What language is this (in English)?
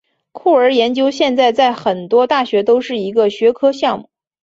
Chinese